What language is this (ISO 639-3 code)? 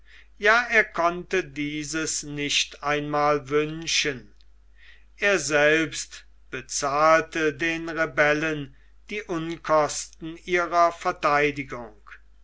deu